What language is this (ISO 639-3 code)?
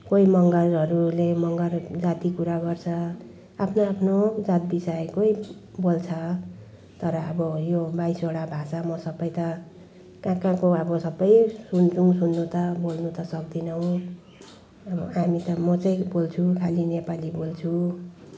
nep